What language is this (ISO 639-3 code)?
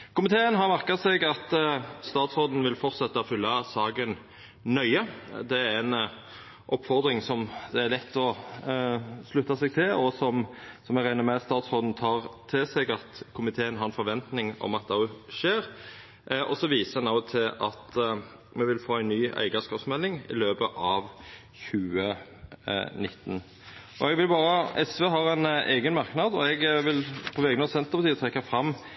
nno